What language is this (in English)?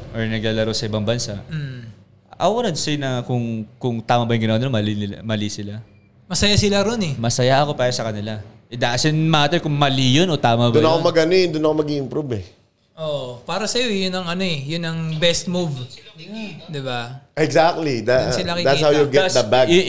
Filipino